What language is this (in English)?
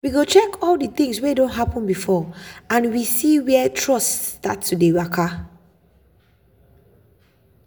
Nigerian Pidgin